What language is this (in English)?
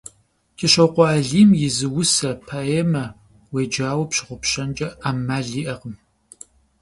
Kabardian